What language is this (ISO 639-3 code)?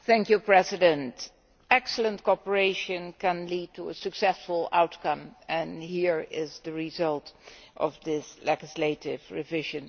eng